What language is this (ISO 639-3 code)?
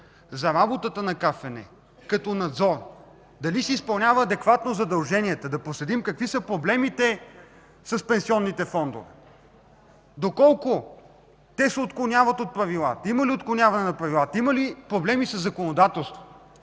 bul